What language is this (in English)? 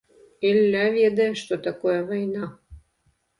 Belarusian